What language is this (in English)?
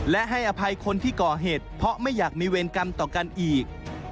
Thai